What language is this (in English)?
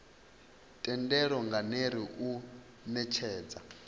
Venda